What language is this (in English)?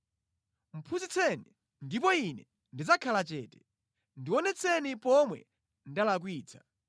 Nyanja